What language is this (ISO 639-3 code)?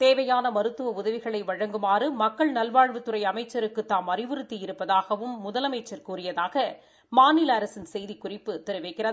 tam